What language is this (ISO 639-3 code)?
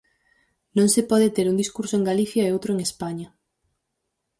glg